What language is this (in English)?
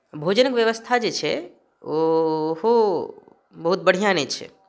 Maithili